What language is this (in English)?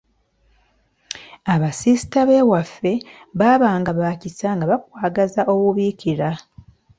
Ganda